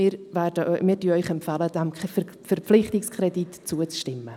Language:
Swiss German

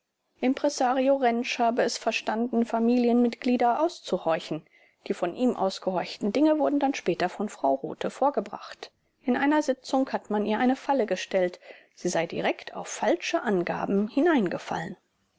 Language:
German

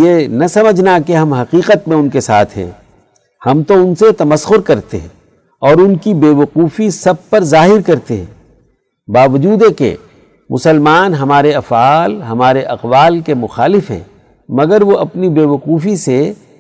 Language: Urdu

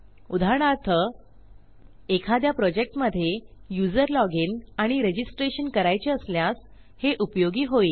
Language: Marathi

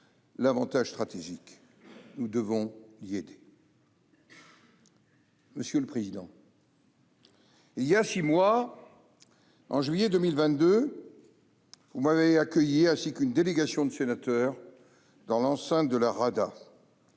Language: French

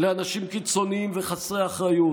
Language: Hebrew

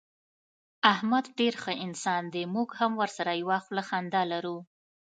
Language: Pashto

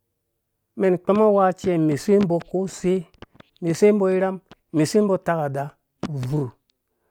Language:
Dũya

